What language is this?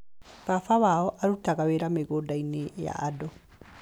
Kikuyu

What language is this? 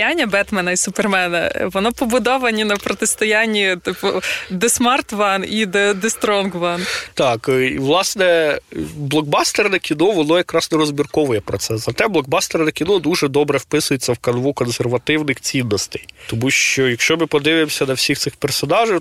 Ukrainian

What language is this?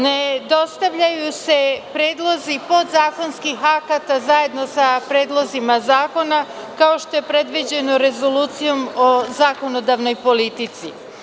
Serbian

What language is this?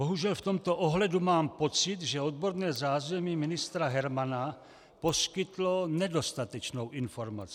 Czech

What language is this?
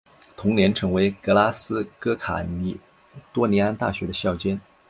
Chinese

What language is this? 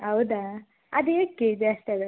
Kannada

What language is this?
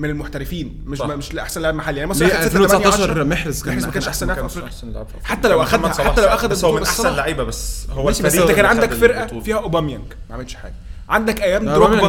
Arabic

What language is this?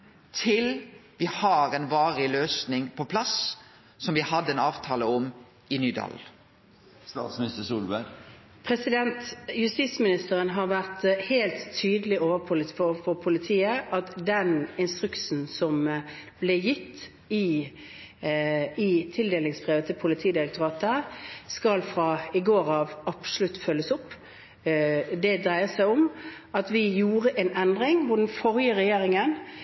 Norwegian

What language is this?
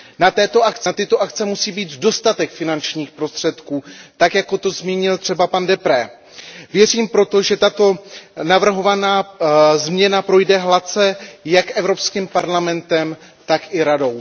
Czech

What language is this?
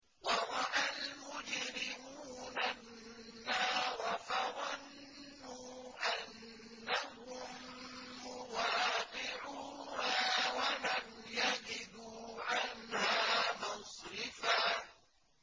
Arabic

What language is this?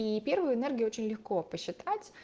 Russian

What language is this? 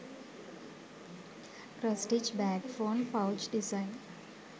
Sinhala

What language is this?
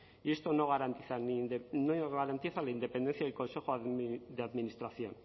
Spanish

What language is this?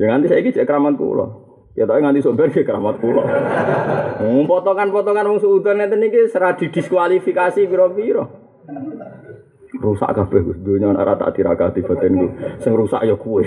Malay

